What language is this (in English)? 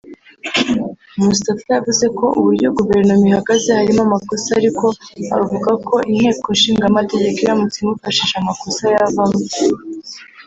Kinyarwanda